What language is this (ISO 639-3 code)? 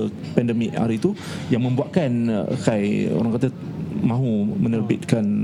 msa